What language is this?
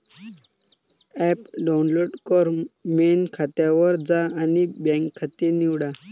Marathi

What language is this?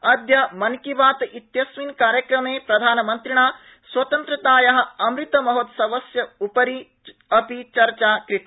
Sanskrit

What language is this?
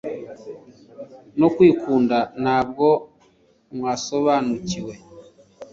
Kinyarwanda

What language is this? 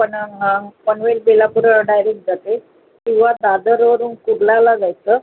Marathi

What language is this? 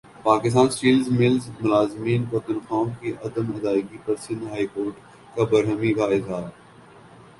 Urdu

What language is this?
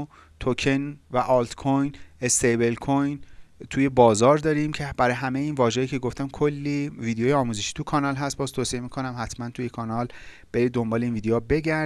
Persian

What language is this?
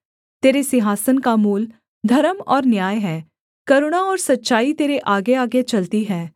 Hindi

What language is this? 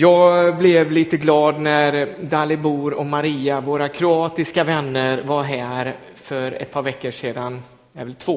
Swedish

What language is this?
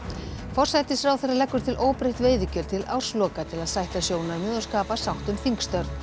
Icelandic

